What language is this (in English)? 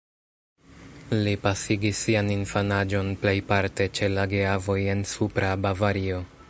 Esperanto